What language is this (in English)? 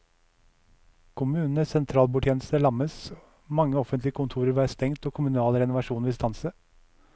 Norwegian